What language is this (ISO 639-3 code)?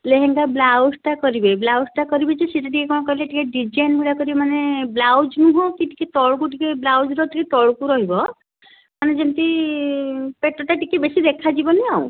ori